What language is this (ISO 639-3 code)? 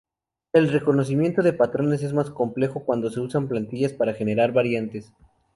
spa